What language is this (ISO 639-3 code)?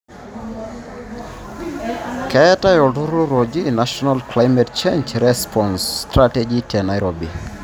mas